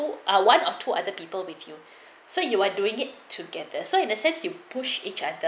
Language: English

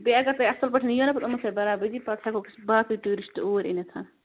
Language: Kashmiri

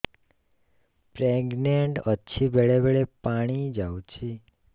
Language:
Odia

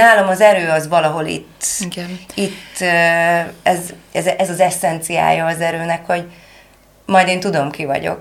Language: Hungarian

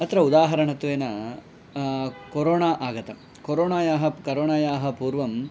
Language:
Sanskrit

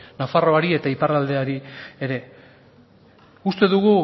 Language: Basque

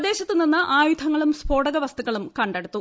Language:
Malayalam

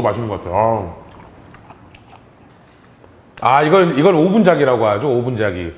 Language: Korean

